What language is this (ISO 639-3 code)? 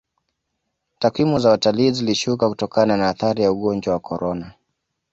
swa